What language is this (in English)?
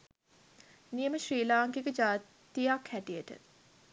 Sinhala